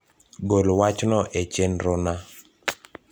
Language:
Luo (Kenya and Tanzania)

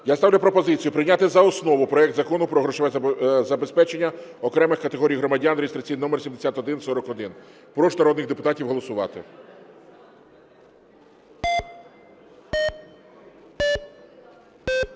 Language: Ukrainian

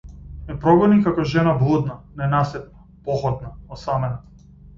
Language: Macedonian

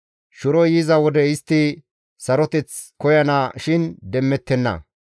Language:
Gamo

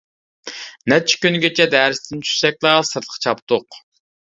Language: Uyghur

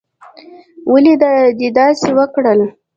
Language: Pashto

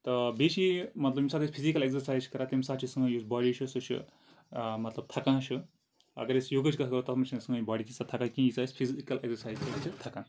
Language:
Kashmiri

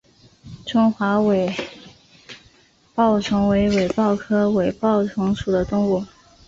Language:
Chinese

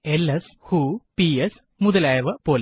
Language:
Malayalam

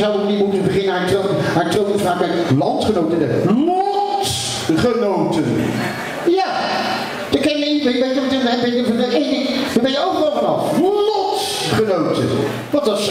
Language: Dutch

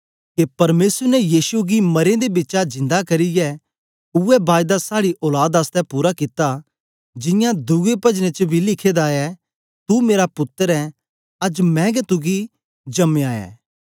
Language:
Dogri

